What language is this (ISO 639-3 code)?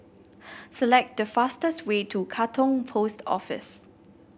eng